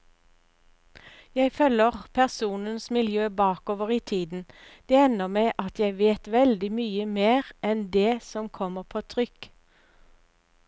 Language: Norwegian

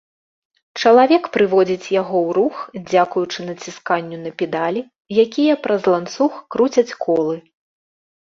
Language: Belarusian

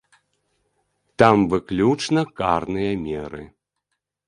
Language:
Belarusian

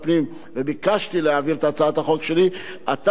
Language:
Hebrew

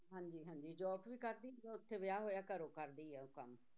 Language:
Punjabi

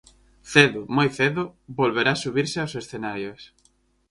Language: Galician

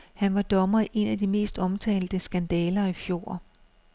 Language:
Danish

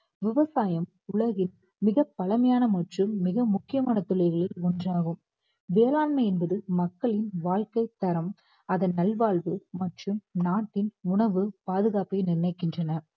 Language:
Tamil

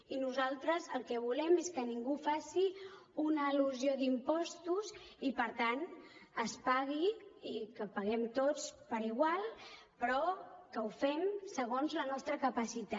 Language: Catalan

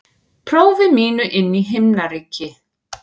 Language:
Icelandic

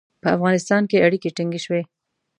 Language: Pashto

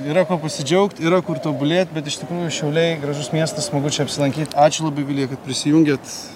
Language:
Lithuanian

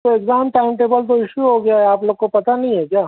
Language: Urdu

